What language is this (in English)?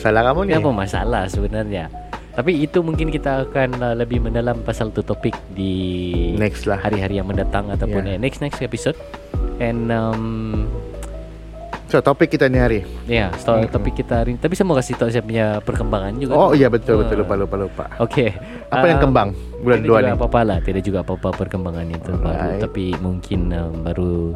Malay